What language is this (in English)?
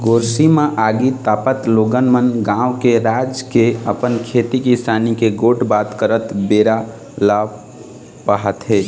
Chhattisgarhi